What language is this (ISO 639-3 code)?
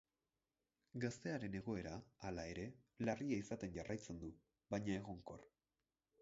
eus